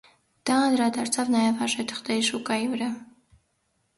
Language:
Armenian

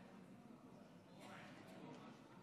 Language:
Hebrew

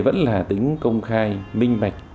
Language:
Vietnamese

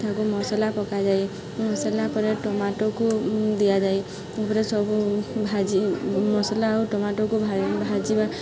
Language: Odia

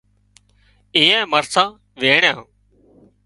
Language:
Wadiyara Koli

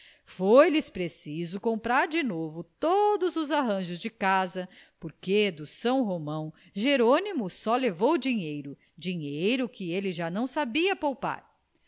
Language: Portuguese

